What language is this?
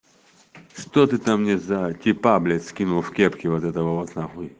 Russian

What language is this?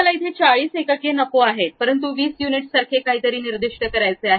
Marathi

